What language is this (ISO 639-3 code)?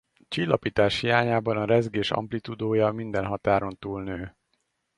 hun